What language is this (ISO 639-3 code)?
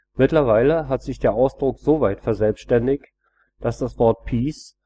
deu